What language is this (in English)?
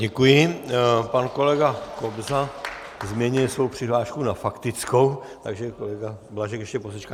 Czech